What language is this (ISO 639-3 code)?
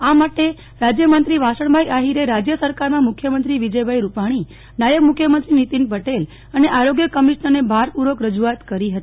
guj